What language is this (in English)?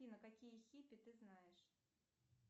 Russian